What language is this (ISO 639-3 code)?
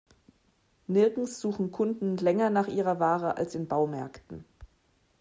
deu